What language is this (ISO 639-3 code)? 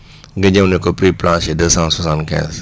wol